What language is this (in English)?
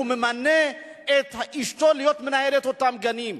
Hebrew